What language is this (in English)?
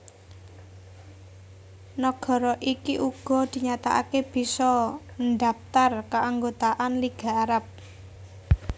Javanese